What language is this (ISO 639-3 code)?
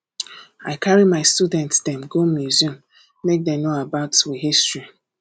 pcm